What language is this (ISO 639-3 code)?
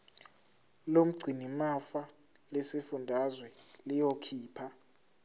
zul